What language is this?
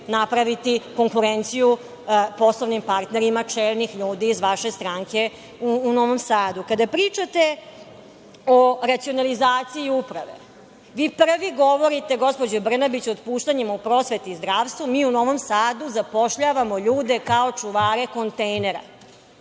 Serbian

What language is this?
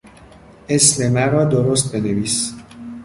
Persian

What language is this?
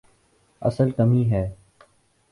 Urdu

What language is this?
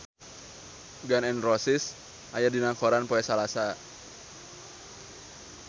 Sundanese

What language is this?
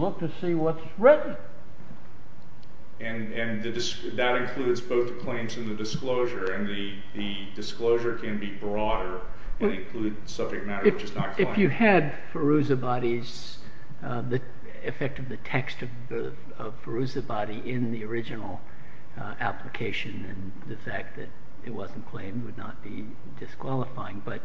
English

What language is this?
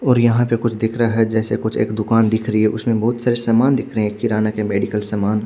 Hindi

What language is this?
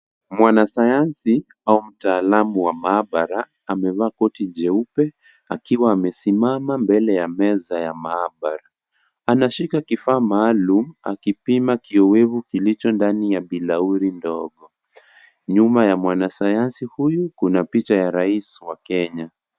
Swahili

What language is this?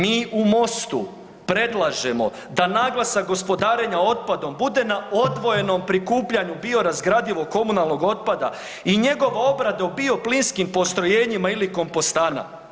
Croatian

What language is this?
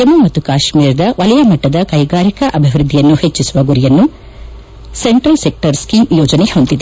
Kannada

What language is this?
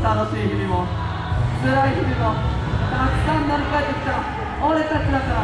Japanese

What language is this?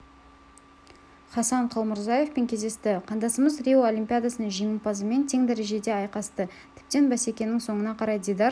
Kazakh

